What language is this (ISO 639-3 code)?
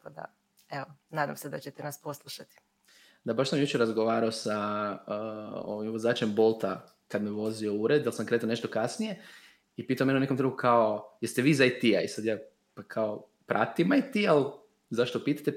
hrv